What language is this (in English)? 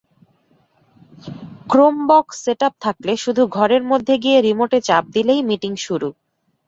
Bangla